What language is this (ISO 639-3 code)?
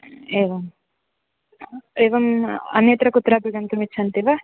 san